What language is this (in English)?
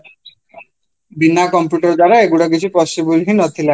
Odia